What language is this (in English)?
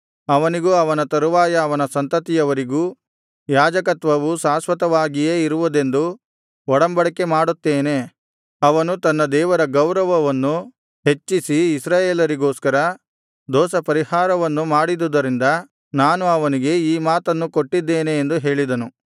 Kannada